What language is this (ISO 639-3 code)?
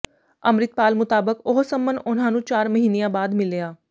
pan